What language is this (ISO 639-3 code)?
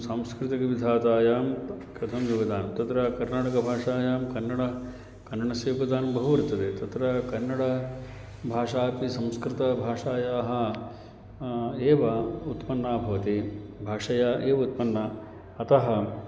san